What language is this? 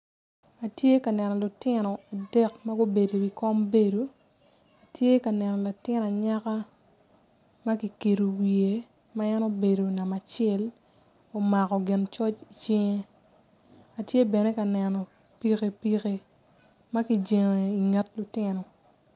Acoli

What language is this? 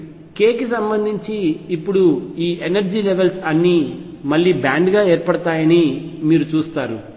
Telugu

